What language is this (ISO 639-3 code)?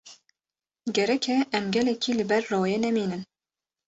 kur